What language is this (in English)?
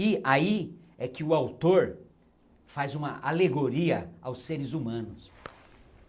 Portuguese